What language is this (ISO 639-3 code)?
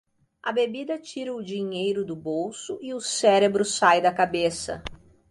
por